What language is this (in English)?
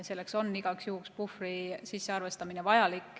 Estonian